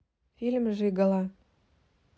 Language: Russian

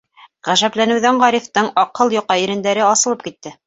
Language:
Bashkir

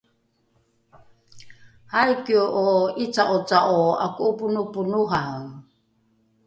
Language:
Rukai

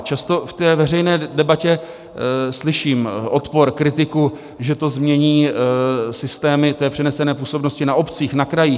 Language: Czech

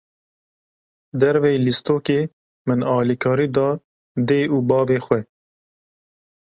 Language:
Kurdish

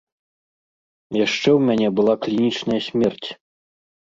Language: Belarusian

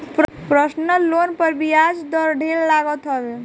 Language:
Bhojpuri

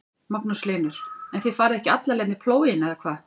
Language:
Icelandic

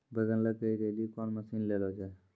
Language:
Maithili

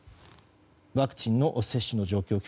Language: Japanese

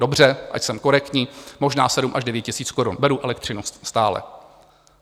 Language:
Czech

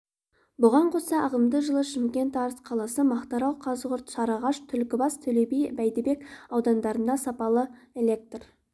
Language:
Kazakh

